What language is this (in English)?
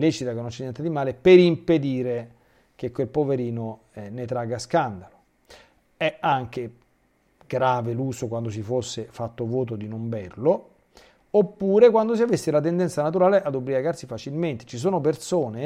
Italian